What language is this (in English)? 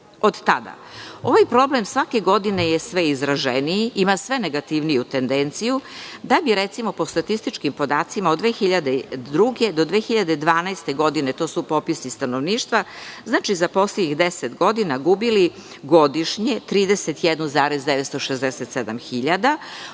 Serbian